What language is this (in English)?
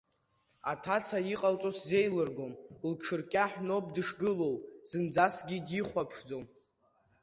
Abkhazian